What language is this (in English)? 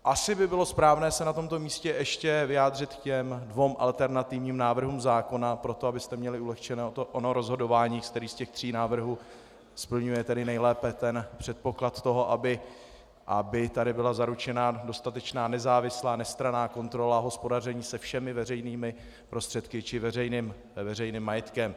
Czech